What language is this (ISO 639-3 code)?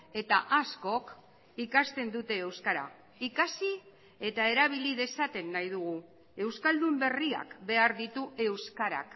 eus